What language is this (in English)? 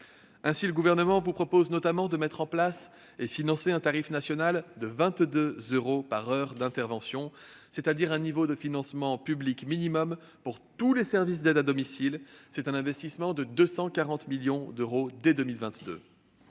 French